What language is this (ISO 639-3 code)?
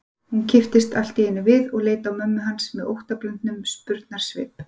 isl